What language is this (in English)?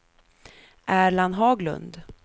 Swedish